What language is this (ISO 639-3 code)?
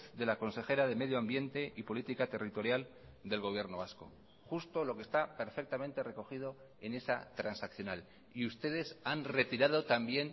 spa